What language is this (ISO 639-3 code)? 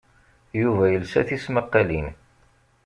kab